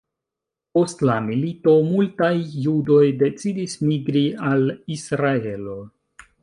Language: Esperanto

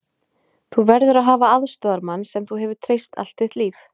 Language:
Icelandic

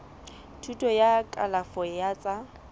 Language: Southern Sotho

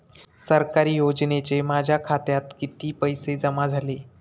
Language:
Marathi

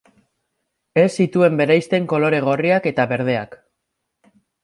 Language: Basque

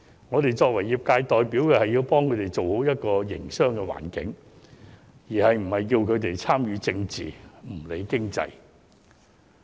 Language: Cantonese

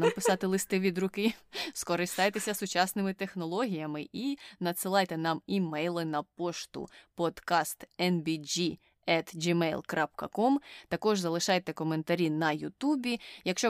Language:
Ukrainian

